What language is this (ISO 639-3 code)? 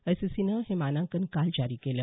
mar